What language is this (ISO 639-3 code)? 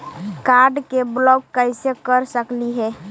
mag